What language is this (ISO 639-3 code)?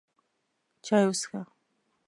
pus